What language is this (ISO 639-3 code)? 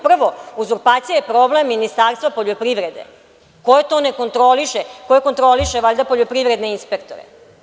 srp